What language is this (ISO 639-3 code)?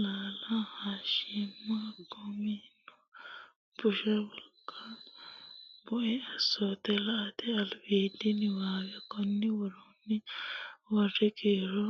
sid